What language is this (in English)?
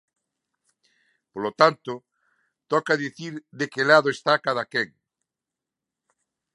Galician